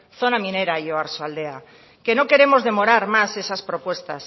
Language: Spanish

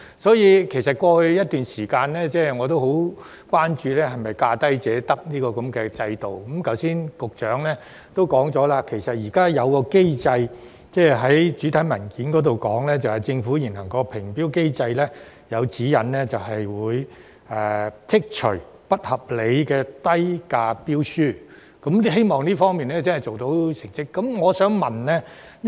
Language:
Cantonese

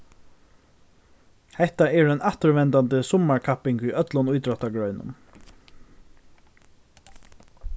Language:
Faroese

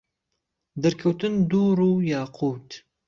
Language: Central Kurdish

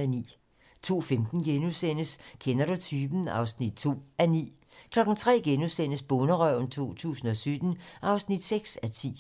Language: Danish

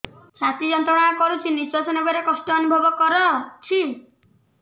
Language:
Odia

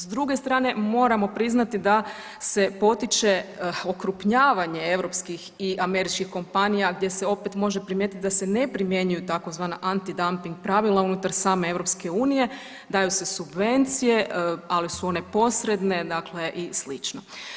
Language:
Croatian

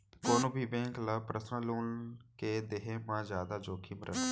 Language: Chhattisgarhi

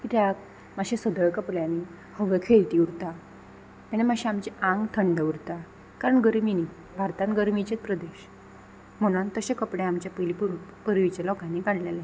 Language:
Konkani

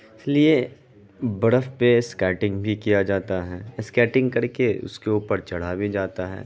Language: Urdu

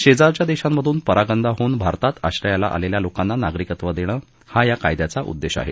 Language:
Marathi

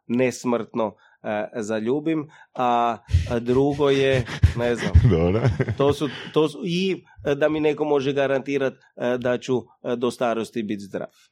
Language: Croatian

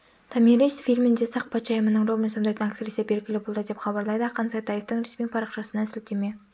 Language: Kazakh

